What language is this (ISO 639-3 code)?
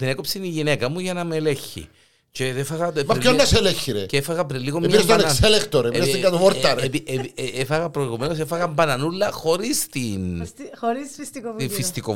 ell